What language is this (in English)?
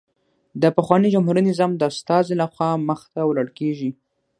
Pashto